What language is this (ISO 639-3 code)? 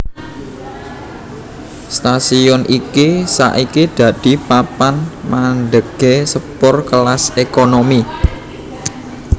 jav